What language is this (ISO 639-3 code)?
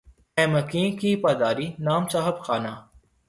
urd